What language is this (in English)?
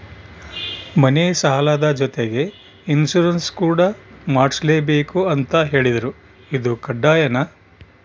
Kannada